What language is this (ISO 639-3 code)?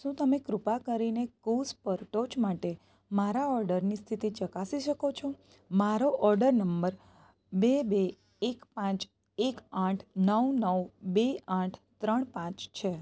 guj